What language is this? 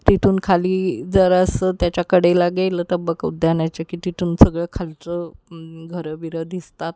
Marathi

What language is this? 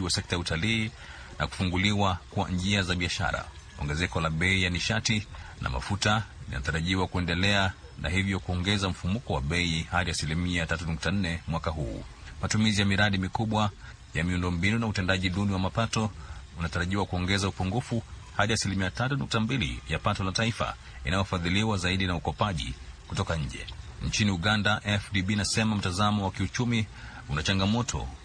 Swahili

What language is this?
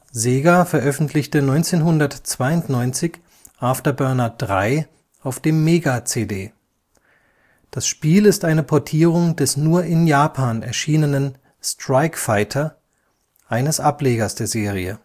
German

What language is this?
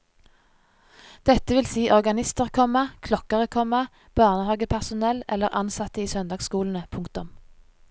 Norwegian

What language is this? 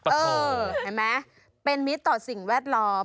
Thai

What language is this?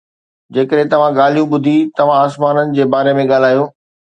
Sindhi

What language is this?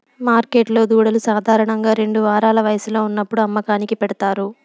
Telugu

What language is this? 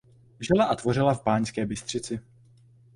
Czech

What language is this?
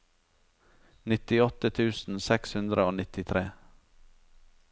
Norwegian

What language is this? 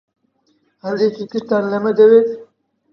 Central Kurdish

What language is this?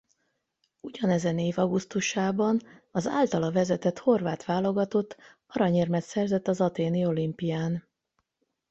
Hungarian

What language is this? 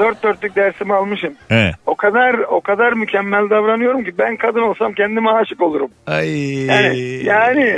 Turkish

